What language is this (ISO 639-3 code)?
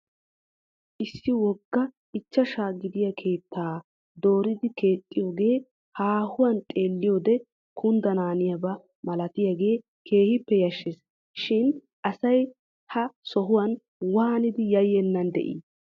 wal